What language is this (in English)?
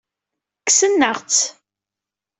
Kabyle